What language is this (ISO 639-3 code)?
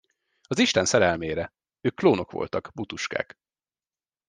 hun